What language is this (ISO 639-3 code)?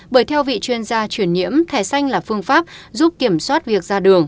vie